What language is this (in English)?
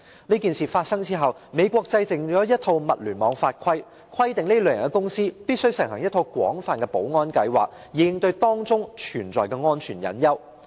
Cantonese